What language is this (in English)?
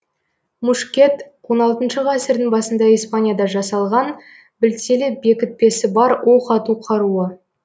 Kazakh